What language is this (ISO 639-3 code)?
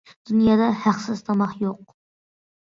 uig